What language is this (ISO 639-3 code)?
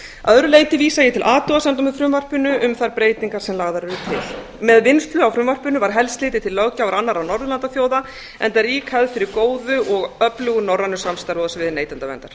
isl